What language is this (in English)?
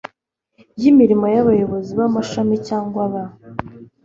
Kinyarwanda